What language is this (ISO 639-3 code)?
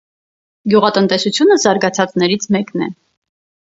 hye